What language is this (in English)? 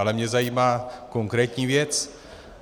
Czech